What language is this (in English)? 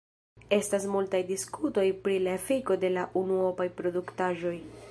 Esperanto